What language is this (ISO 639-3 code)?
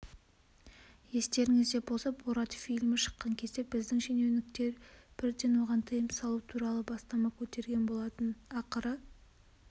kaz